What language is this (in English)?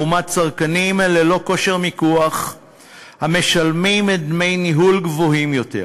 Hebrew